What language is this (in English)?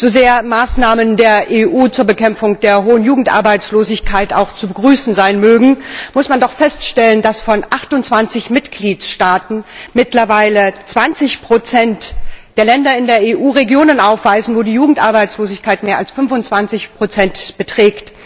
German